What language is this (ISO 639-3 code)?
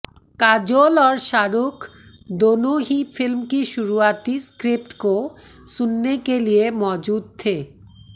hin